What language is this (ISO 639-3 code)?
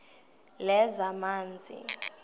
xho